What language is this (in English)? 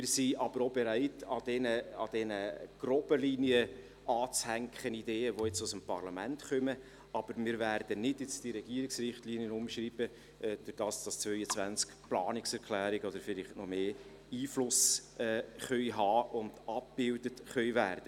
Swiss German